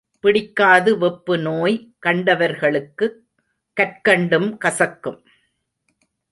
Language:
Tamil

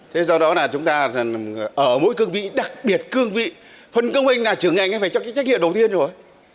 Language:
Vietnamese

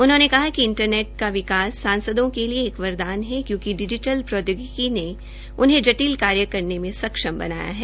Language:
Hindi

